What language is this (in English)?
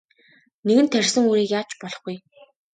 Mongolian